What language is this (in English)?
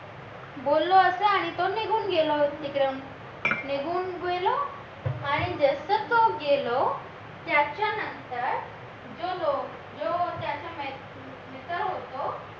Marathi